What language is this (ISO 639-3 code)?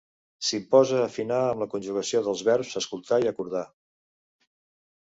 cat